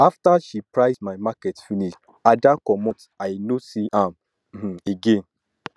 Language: Nigerian Pidgin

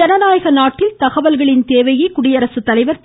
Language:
Tamil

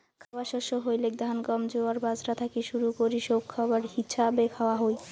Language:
Bangla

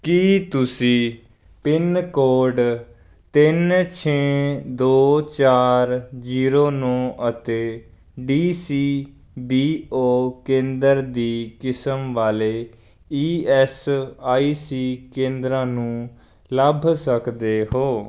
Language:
Punjabi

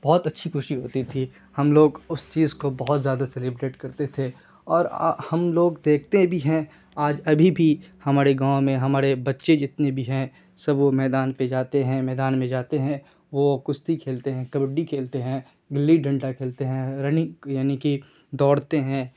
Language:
Urdu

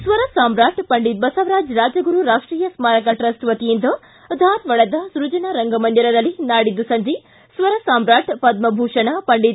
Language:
Kannada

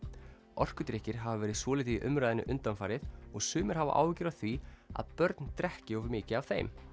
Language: Icelandic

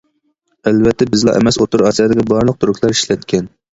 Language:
Uyghur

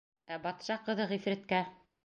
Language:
Bashkir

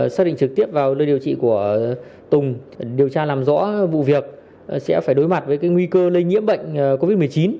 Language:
Vietnamese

